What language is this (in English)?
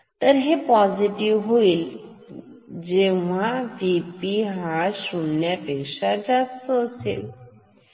Marathi